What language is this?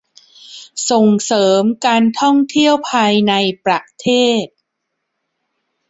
Thai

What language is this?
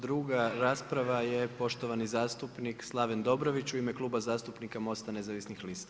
Croatian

